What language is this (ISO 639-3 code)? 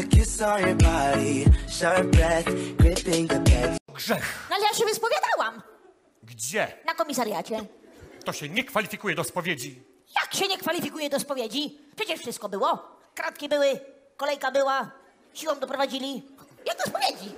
pol